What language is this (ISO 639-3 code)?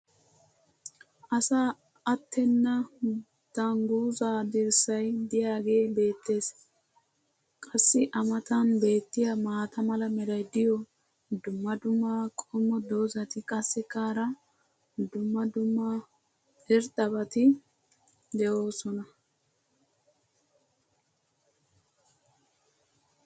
wal